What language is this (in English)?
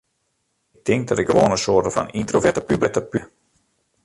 Western Frisian